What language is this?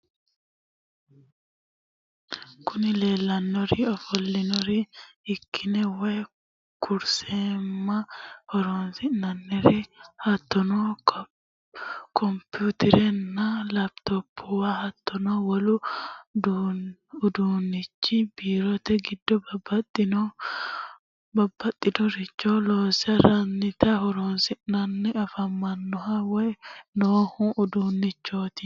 Sidamo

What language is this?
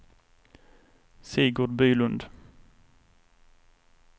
Swedish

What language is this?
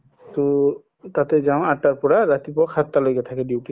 Assamese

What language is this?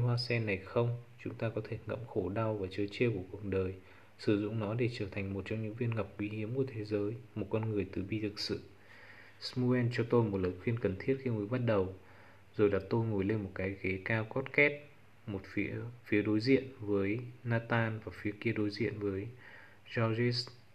Vietnamese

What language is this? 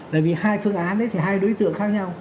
Vietnamese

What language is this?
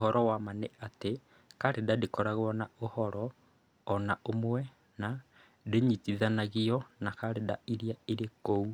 Kikuyu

